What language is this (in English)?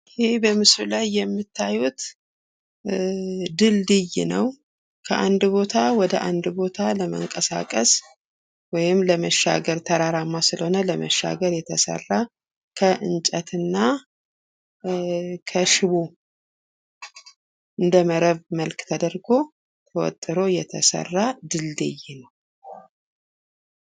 Amharic